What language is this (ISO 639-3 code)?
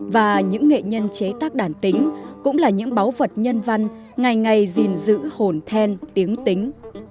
vie